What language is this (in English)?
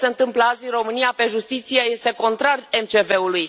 Romanian